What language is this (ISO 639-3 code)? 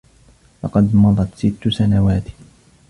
ara